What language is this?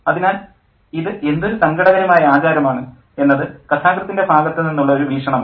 Malayalam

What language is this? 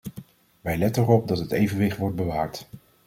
Dutch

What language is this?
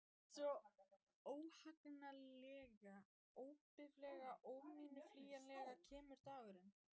Icelandic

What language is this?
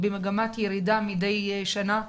Hebrew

